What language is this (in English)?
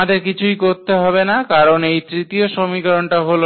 Bangla